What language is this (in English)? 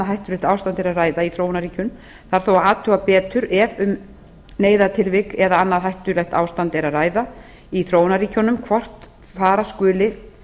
Icelandic